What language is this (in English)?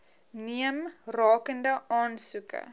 Afrikaans